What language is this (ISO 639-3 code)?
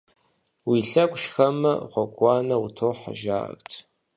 kbd